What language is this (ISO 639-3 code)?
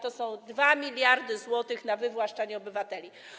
pol